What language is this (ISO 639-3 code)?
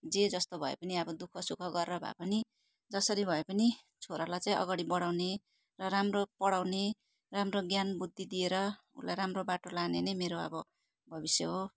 nep